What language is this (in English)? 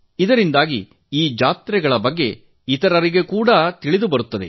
Kannada